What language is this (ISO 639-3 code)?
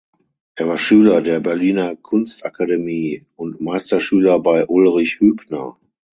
deu